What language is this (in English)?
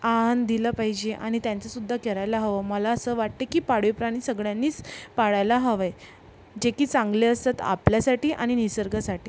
Marathi